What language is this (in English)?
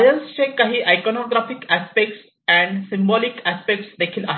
Marathi